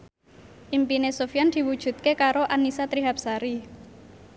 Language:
Javanese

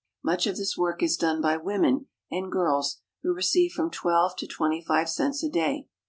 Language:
English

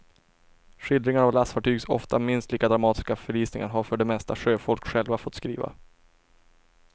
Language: Swedish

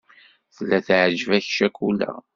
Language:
Kabyle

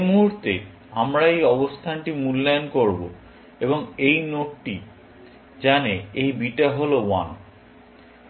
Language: Bangla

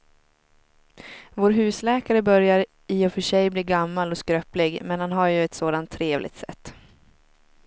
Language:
Swedish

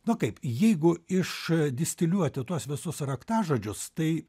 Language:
Lithuanian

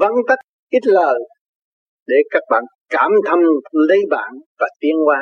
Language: Vietnamese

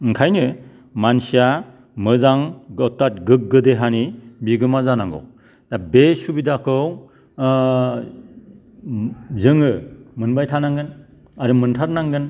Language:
Bodo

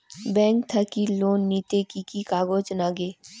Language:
Bangla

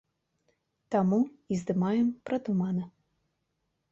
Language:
Belarusian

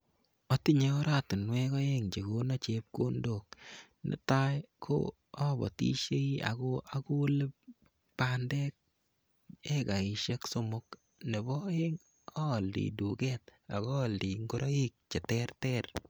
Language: Kalenjin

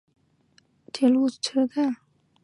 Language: Chinese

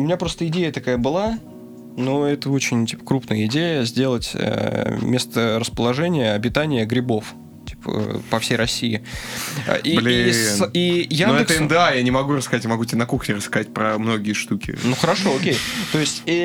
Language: Russian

